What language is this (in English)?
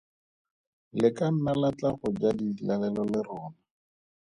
Tswana